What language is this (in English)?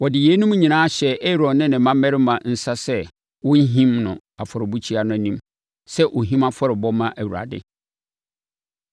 Akan